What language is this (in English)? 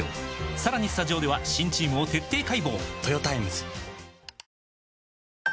Japanese